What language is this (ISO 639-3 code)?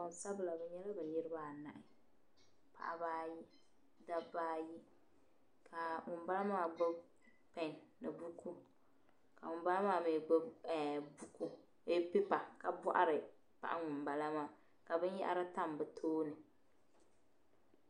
dag